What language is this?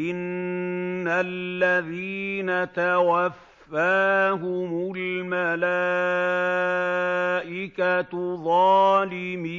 Arabic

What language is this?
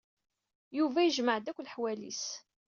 Kabyle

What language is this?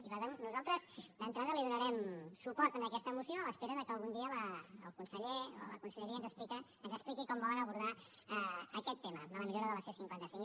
Catalan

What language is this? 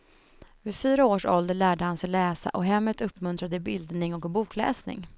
Swedish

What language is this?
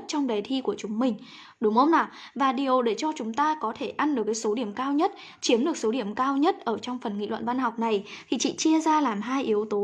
Vietnamese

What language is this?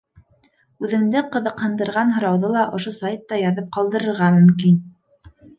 Bashkir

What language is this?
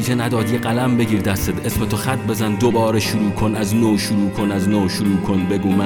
Persian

